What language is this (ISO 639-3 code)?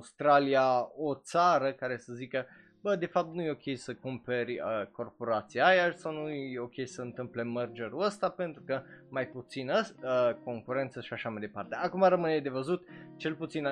ron